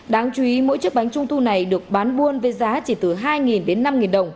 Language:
Vietnamese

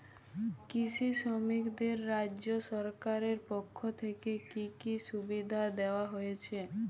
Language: Bangla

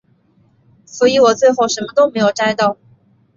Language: Chinese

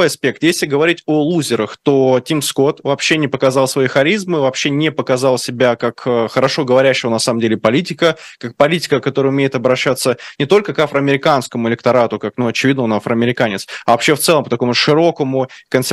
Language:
Russian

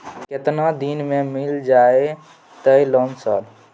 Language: Maithili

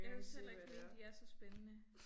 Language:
Danish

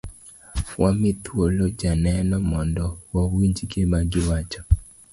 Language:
Luo (Kenya and Tanzania)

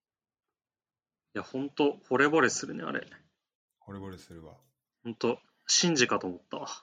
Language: Japanese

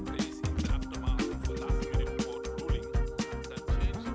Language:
Indonesian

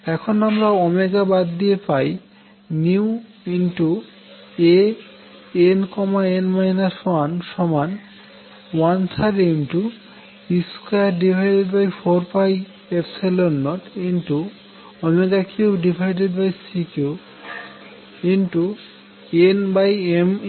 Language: Bangla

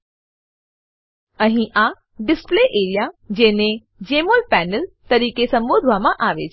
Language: Gujarati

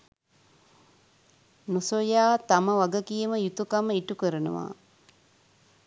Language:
Sinhala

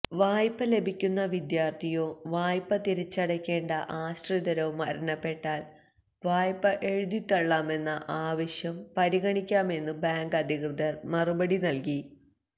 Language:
Malayalam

